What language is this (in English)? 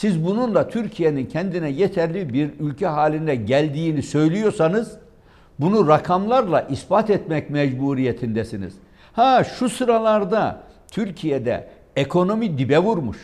Turkish